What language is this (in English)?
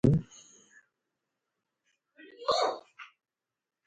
Northern Hindko